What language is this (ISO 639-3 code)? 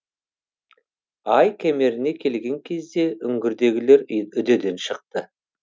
kaz